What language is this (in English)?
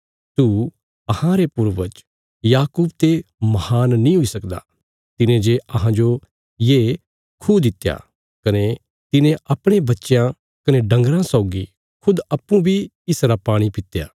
Bilaspuri